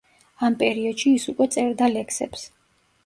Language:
Georgian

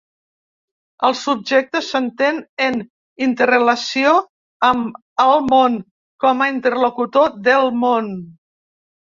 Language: Catalan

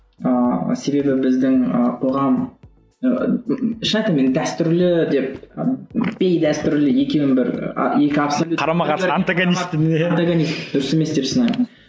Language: Kazakh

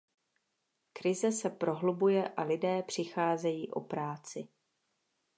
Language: Czech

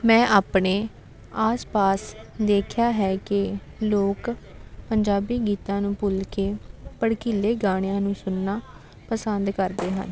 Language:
Punjabi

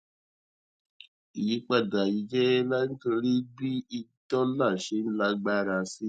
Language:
Yoruba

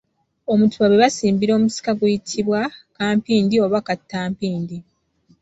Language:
Ganda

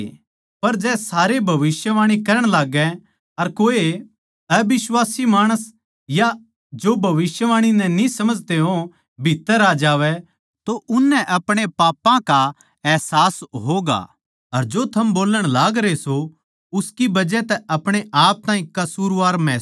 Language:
Haryanvi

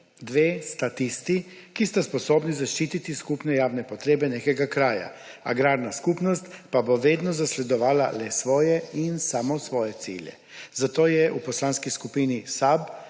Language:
Slovenian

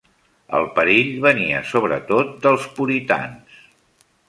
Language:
Catalan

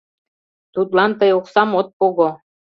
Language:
Mari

